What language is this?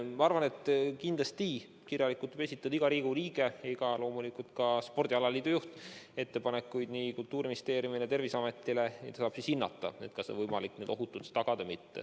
Estonian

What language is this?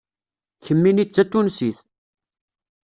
Kabyle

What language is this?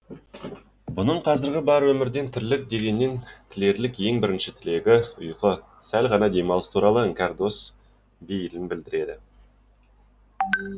Kazakh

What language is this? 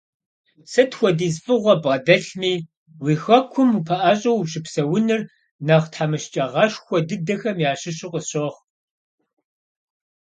Kabardian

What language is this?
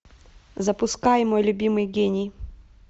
Russian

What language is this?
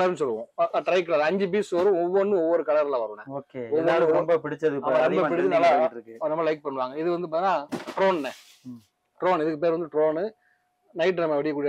Tamil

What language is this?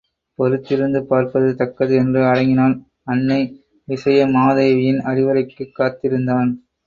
Tamil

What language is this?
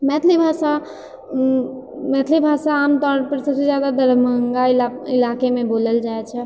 Maithili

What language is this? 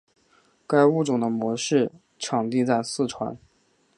Chinese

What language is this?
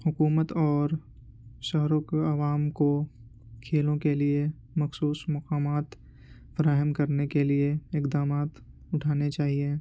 Urdu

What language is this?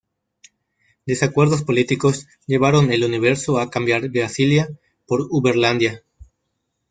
Spanish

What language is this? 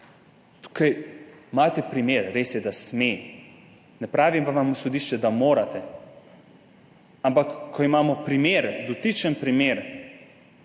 Slovenian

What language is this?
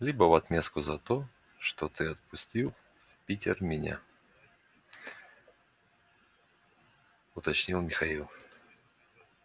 Russian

